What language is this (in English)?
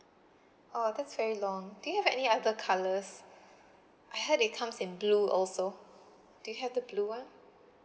English